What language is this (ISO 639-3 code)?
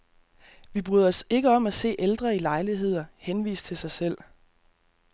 dan